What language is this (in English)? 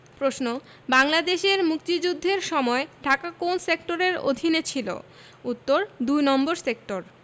Bangla